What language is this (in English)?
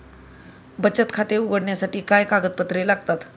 Marathi